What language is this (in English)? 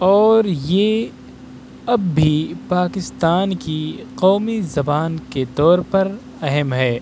Urdu